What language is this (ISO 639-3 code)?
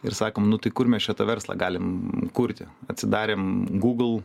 lit